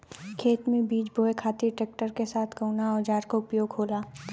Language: Bhojpuri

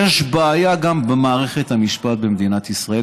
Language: Hebrew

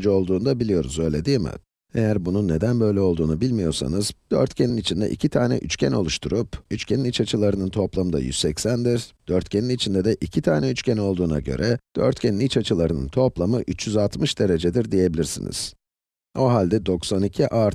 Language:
Turkish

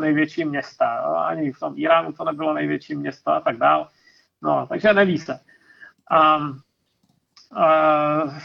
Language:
Czech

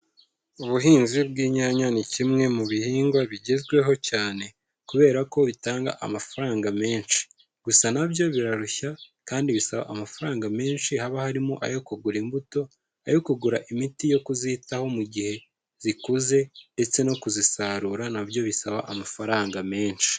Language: Kinyarwanda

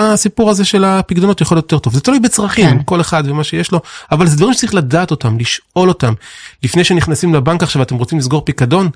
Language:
Hebrew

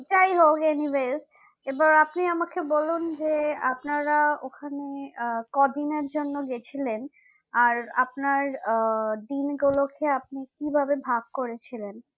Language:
Bangla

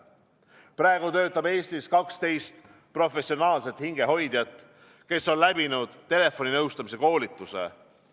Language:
Estonian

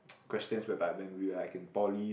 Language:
English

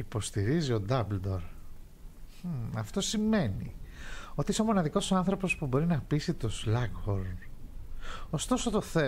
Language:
Greek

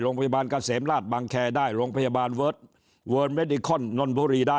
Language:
Thai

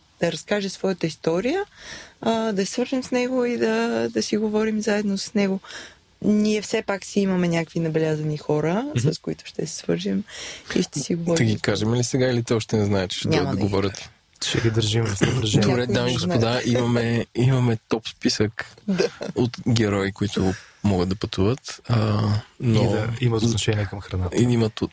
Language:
Bulgarian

